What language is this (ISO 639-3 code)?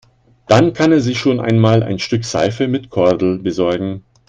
deu